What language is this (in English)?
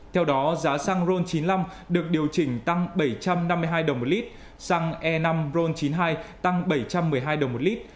Vietnamese